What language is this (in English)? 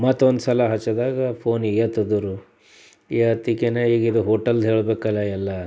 Kannada